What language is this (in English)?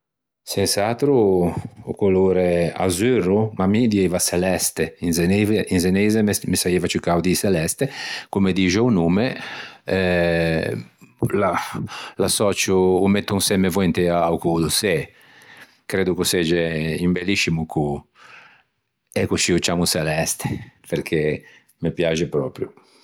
Ligurian